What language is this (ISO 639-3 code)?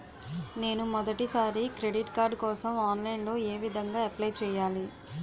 tel